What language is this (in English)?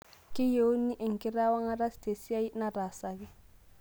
Masai